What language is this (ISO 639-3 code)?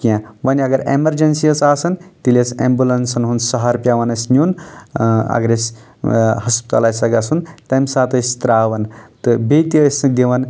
kas